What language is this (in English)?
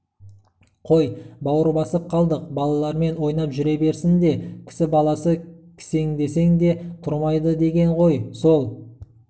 Kazakh